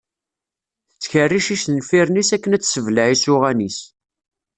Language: Kabyle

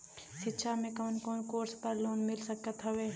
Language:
Bhojpuri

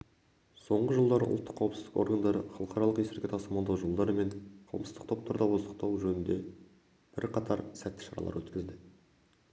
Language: Kazakh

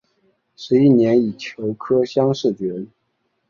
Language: Chinese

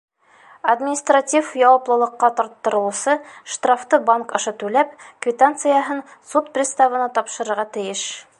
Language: Bashkir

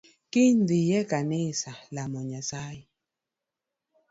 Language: Luo (Kenya and Tanzania)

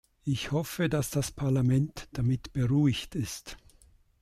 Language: German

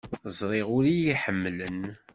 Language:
Kabyle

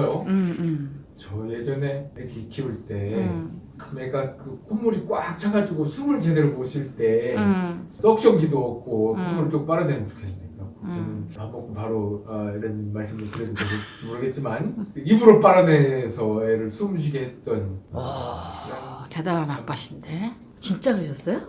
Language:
Korean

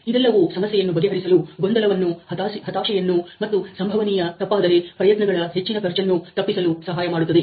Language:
Kannada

